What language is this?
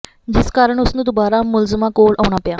Punjabi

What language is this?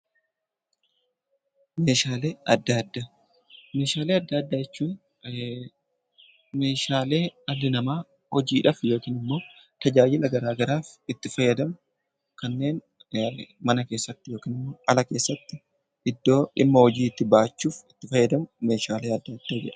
Oromo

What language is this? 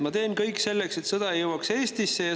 Estonian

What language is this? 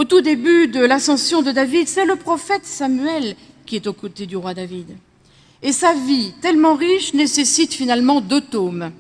French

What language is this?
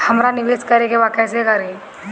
Bhojpuri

